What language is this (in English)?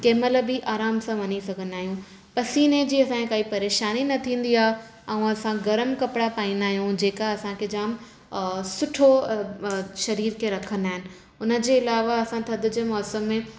Sindhi